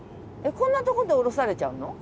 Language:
Japanese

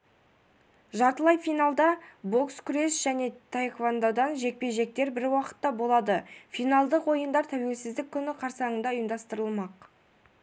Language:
Kazakh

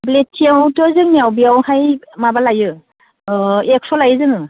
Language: Bodo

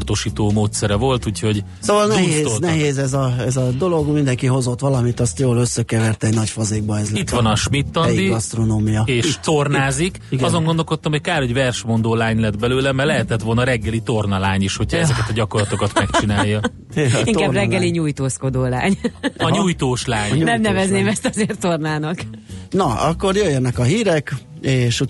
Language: Hungarian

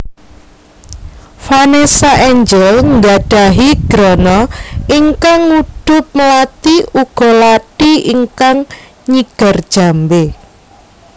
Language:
Javanese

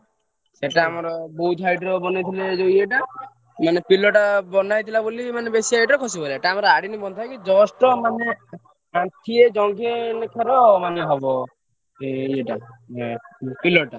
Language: Odia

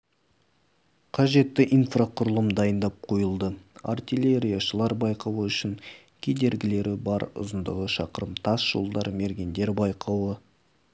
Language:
Kazakh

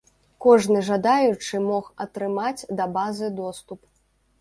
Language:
Belarusian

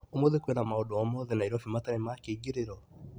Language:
Kikuyu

